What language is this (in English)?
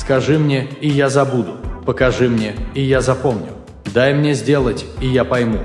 Russian